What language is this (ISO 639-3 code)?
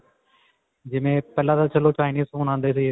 pan